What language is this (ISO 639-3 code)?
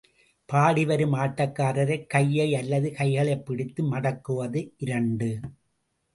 tam